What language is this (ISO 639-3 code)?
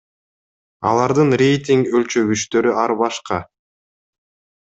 kir